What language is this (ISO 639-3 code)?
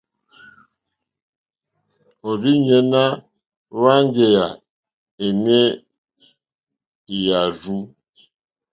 bri